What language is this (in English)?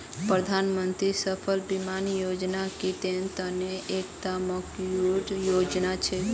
Magahi